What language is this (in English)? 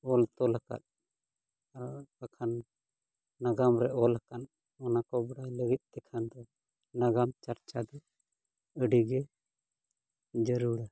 Santali